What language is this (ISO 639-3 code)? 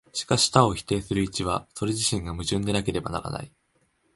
jpn